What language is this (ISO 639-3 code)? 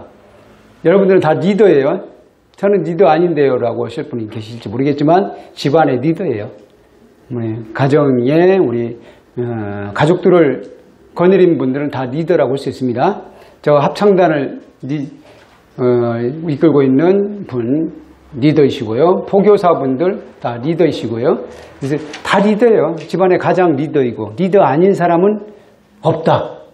kor